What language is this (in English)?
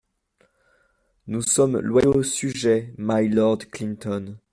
French